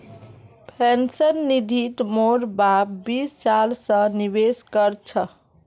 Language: Magahi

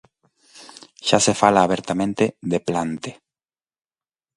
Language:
Galician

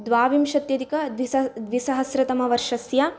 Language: Sanskrit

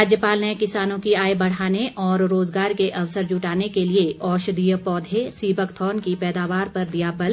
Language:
Hindi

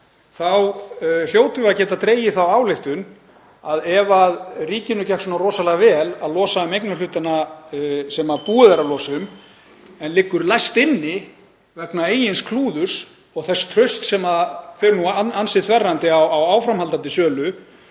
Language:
Icelandic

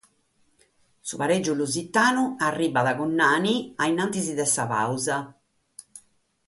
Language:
Sardinian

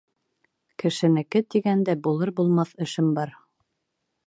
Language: Bashkir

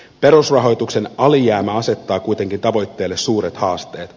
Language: Finnish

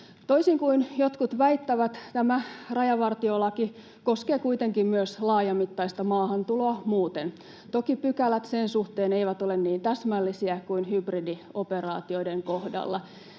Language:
Finnish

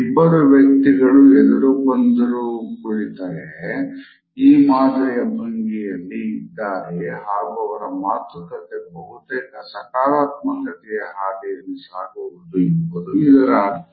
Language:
Kannada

